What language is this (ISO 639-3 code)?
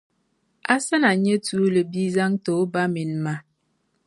dag